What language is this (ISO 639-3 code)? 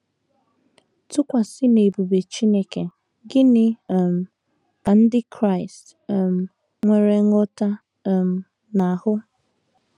ibo